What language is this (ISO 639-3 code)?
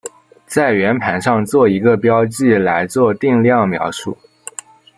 zho